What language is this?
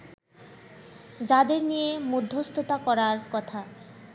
Bangla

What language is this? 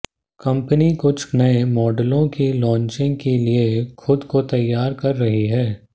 Hindi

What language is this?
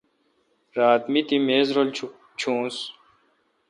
Kalkoti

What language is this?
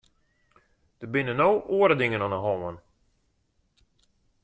Western Frisian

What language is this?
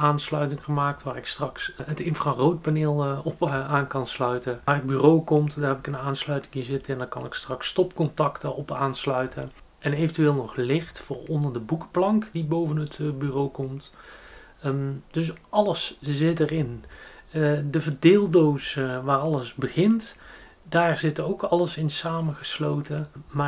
Dutch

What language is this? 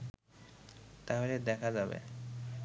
Bangla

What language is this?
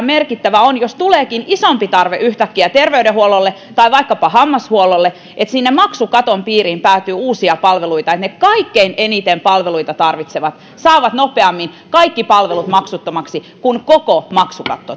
Finnish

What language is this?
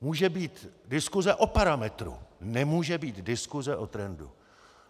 Czech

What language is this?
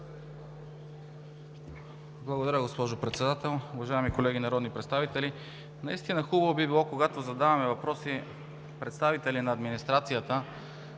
Bulgarian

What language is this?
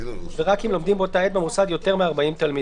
Hebrew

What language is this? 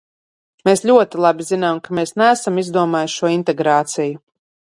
Latvian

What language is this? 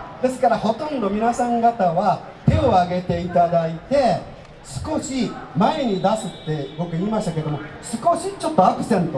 Japanese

